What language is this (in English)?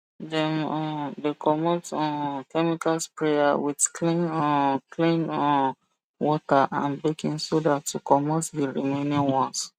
Nigerian Pidgin